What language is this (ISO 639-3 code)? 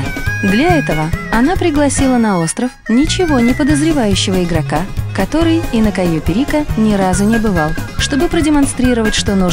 rus